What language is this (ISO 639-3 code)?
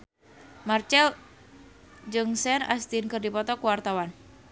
sun